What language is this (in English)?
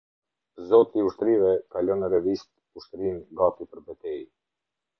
Albanian